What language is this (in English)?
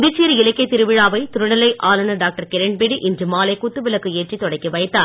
Tamil